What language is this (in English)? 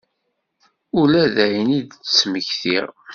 Kabyle